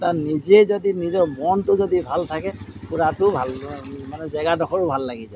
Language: Assamese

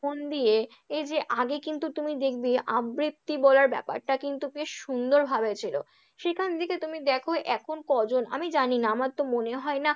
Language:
Bangla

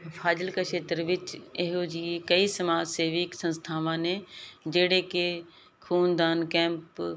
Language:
Punjabi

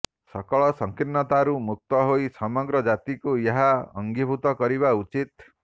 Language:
Odia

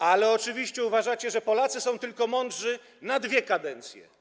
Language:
Polish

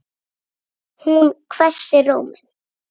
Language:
Icelandic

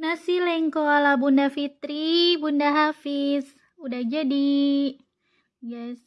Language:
Indonesian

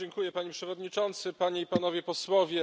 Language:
Polish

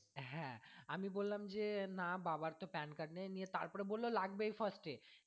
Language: Bangla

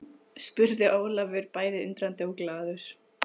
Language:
Icelandic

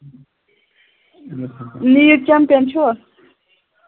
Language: Kashmiri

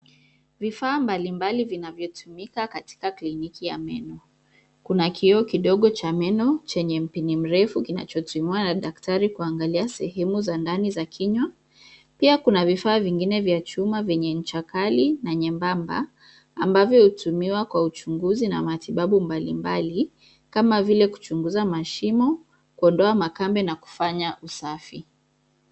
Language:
Swahili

